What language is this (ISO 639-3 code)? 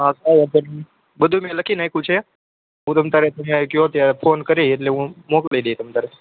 guj